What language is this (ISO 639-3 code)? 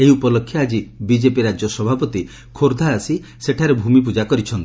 ori